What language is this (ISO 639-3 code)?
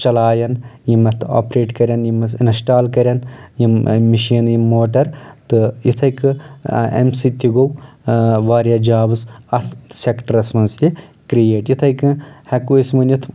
kas